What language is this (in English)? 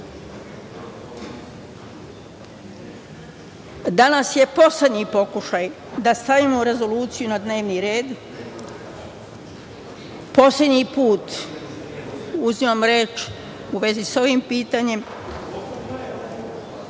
Serbian